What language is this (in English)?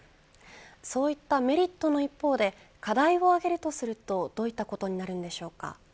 Japanese